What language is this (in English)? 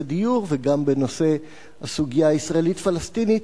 Hebrew